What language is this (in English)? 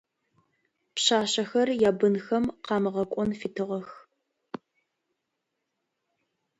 Adyghe